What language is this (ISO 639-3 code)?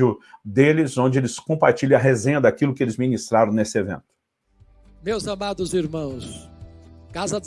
por